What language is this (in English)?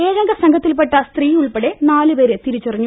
Malayalam